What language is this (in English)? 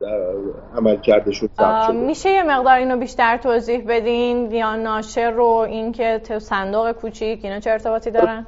Persian